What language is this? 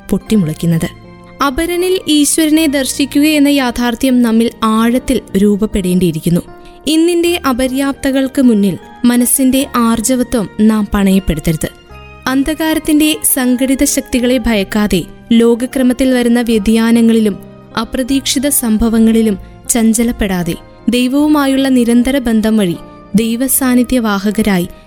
Malayalam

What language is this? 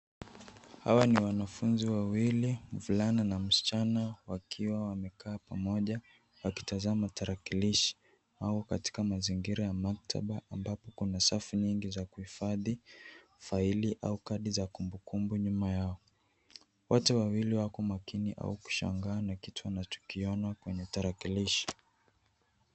Swahili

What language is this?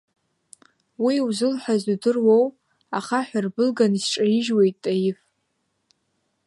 Abkhazian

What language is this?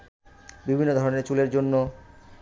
Bangla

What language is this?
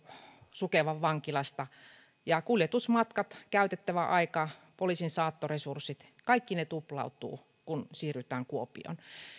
Finnish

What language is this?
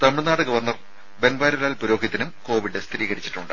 Malayalam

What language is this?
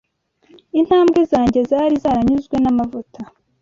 Kinyarwanda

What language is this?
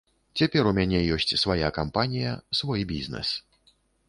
Belarusian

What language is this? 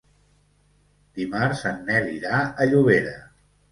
Catalan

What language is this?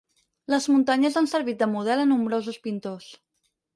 Catalan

